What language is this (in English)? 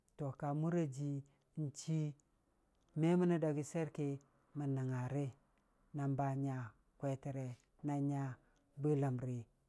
Dijim-Bwilim